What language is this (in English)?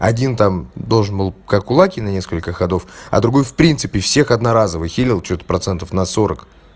Russian